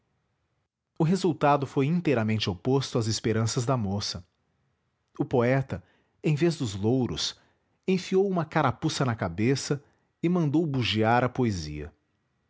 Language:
Portuguese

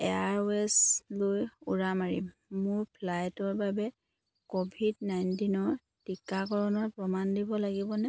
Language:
Assamese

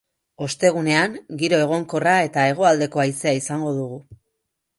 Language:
Basque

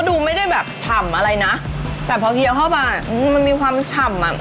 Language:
Thai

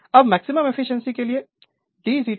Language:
Hindi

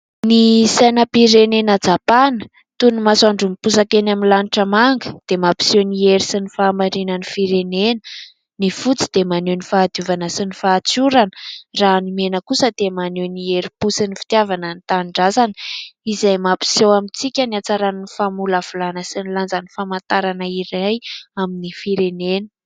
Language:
Malagasy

